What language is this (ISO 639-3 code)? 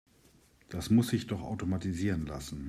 deu